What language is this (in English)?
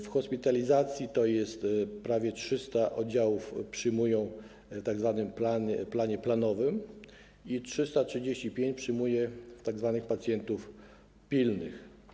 Polish